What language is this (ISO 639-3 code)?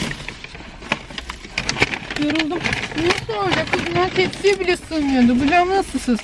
tur